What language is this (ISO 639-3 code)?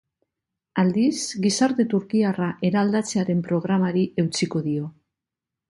eus